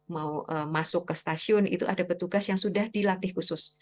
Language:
Indonesian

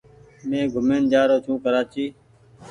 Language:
Goaria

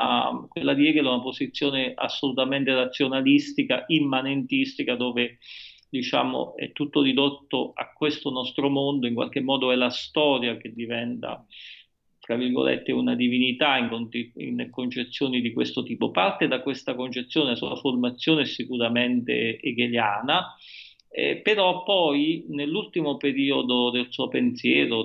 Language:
Italian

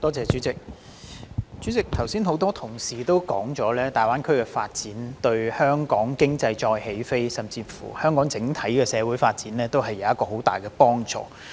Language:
Cantonese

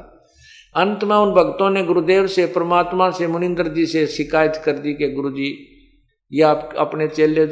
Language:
Hindi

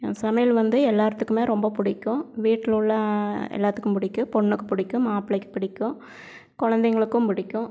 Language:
Tamil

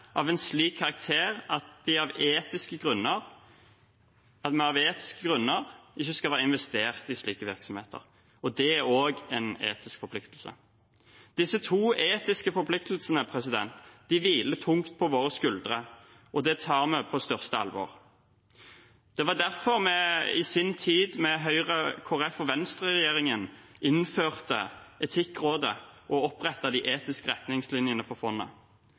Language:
Norwegian Bokmål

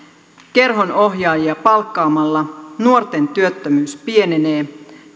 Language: Finnish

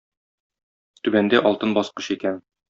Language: Tatar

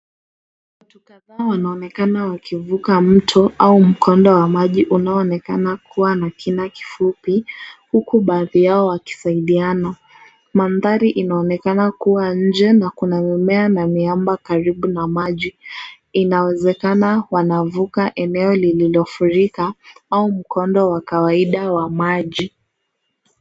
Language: Swahili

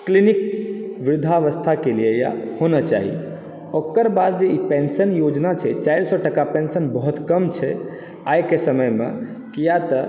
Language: Maithili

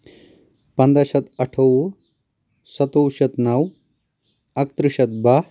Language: Kashmiri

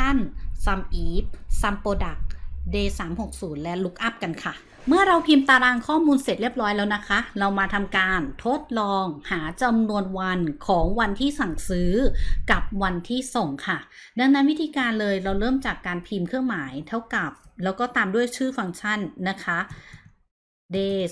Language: Thai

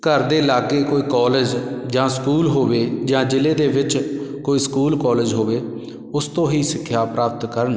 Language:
Punjabi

